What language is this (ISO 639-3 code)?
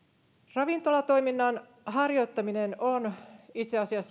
fin